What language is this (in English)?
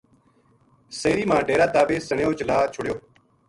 Gujari